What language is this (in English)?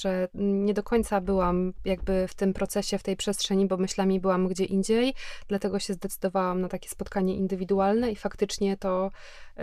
Polish